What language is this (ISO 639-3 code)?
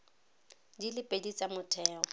tsn